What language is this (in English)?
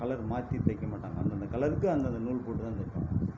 Tamil